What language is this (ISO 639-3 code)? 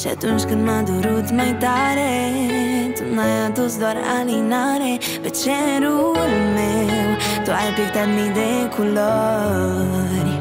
ron